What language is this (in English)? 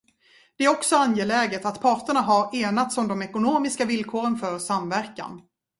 Swedish